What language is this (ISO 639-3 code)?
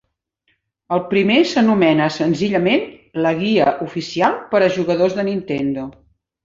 cat